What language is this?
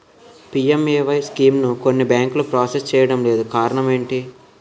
Telugu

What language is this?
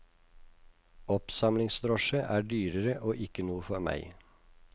Norwegian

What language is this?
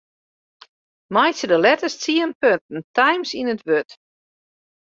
Western Frisian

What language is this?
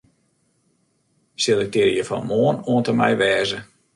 Western Frisian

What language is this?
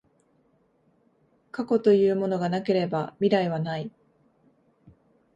Japanese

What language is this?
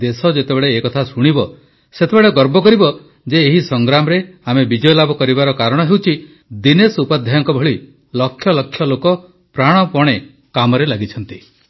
Odia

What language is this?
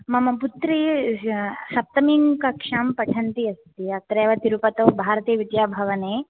Sanskrit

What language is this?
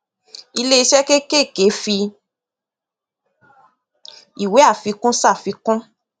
Yoruba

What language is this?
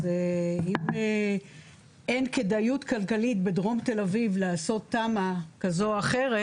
Hebrew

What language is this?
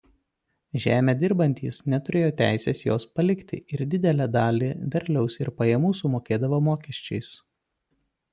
Lithuanian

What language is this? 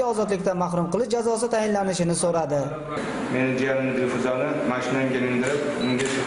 Turkish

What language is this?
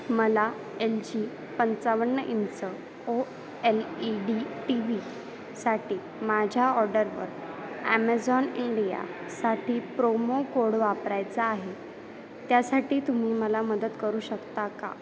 Marathi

